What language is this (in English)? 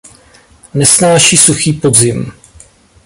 Czech